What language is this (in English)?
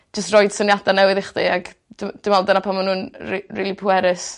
Welsh